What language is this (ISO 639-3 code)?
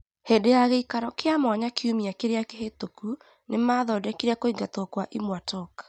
kik